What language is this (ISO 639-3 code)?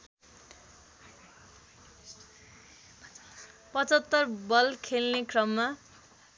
nep